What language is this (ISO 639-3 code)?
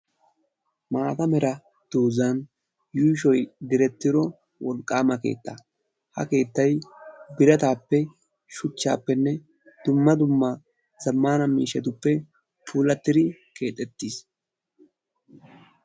wal